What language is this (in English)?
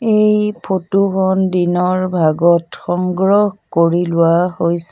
Assamese